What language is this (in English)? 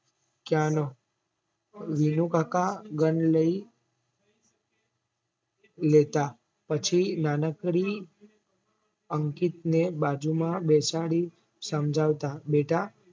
Gujarati